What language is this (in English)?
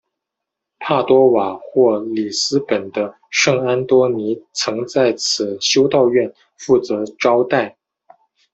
Chinese